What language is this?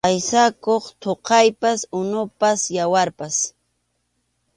Arequipa-La Unión Quechua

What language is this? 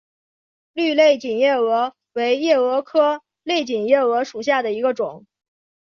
Chinese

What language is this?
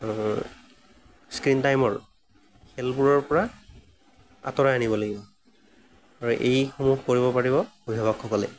Assamese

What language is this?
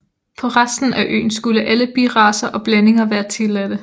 Danish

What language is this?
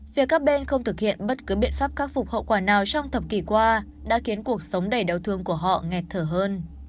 Vietnamese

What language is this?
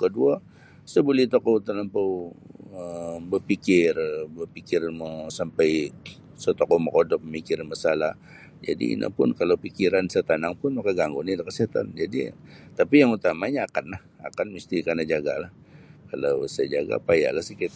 Sabah Bisaya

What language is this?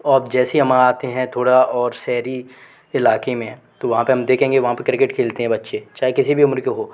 Hindi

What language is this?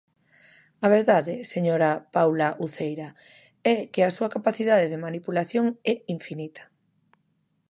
Galician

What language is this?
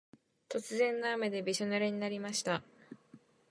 Japanese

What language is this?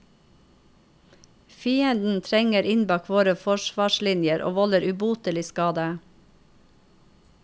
Norwegian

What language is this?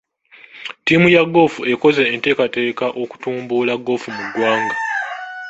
Ganda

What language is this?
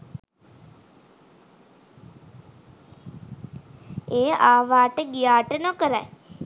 Sinhala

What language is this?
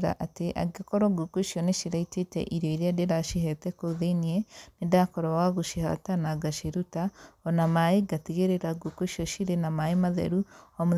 Kikuyu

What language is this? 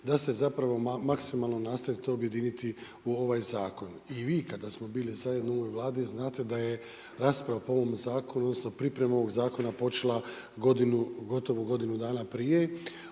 Croatian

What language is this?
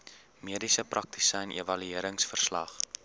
Afrikaans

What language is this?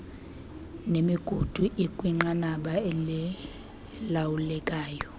Xhosa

